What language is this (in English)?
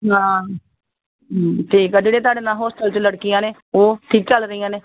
Punjabi